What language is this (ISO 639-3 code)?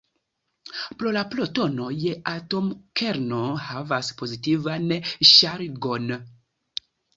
epo